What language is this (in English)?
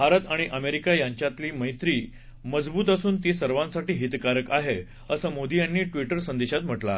Marathi